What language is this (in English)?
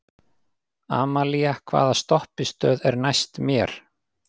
Icelandic